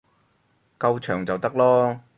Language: Cantonese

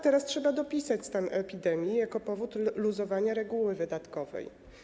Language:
Polish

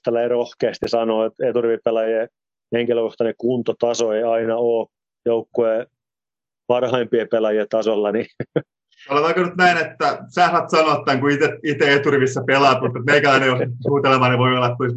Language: Finnish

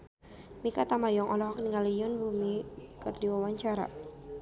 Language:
Sundanese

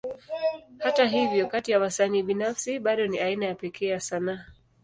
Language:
Swahili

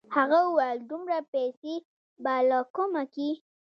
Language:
Pashto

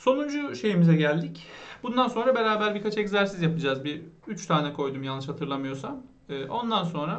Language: Turkish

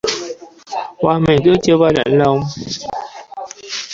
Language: Vietnamese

